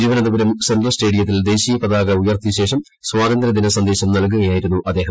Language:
Malayalam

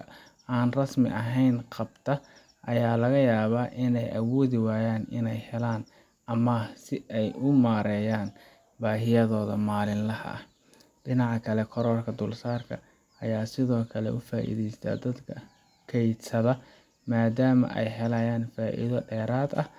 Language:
Somali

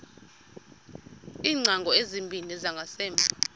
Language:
Xhosa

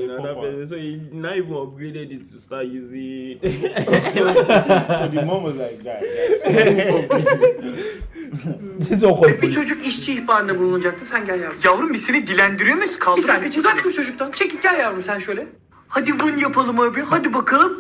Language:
Turkish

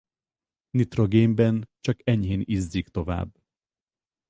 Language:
Hungarian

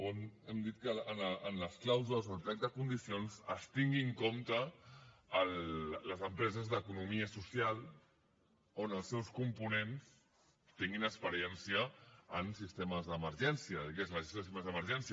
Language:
Catalan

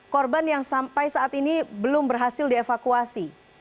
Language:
Indonesian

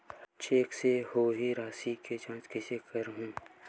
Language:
Chhattisgarhi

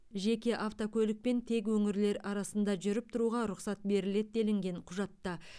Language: Kazakh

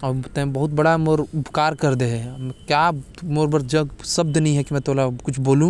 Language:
Korwa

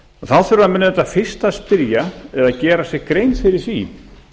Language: Icelandic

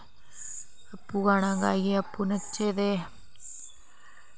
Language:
Dogri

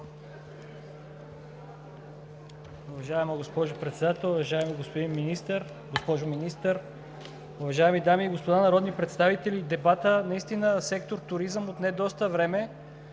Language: Bulgarian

